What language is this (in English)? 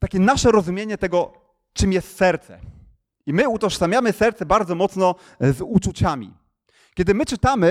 Polish